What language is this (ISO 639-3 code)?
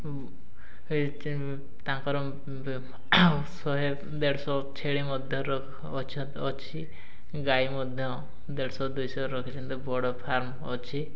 ori